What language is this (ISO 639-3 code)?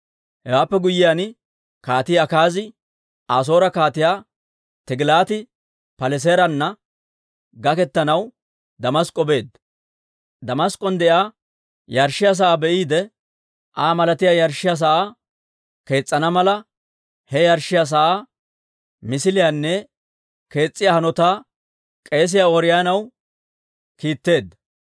dwr